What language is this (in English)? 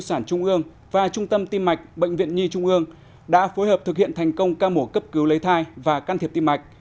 Vietnamese